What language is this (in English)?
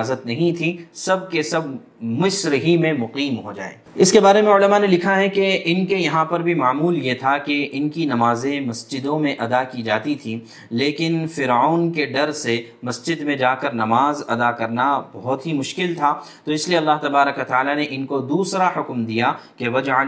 Urdu